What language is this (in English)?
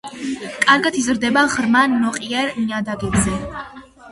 Georgian